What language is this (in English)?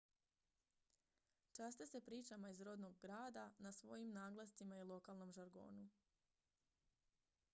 Croatian